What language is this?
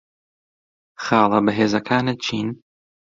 Central Kurdish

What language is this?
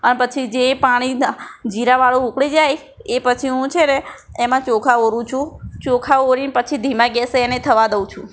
Gujarati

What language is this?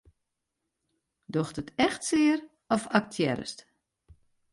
Western Frisian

